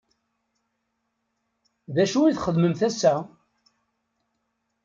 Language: Kabyle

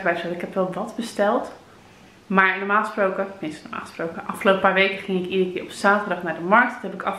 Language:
Dutch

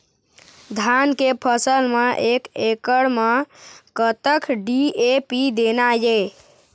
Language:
Chhattisgarhi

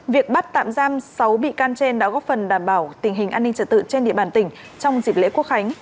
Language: Vietnamese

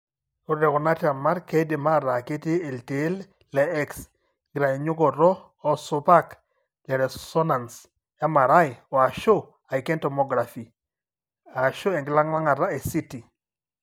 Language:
Masai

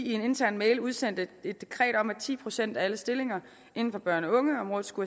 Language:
Danish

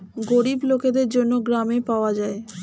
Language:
Bangla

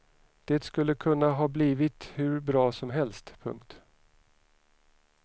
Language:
Swedish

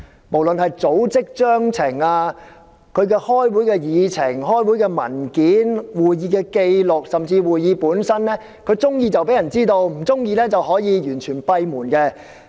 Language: Cantonese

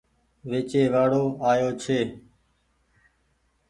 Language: Goaria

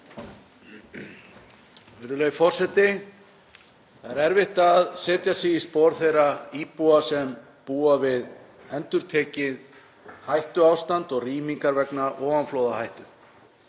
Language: Icelandic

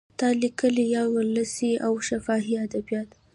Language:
Pashto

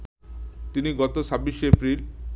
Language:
Bangla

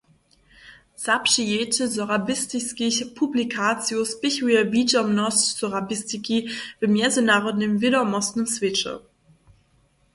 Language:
Upper Sorbian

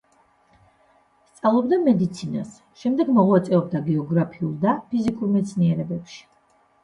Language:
Georgian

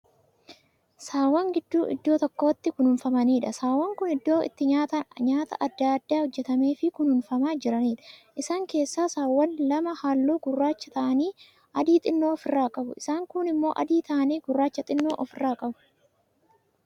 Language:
Oromo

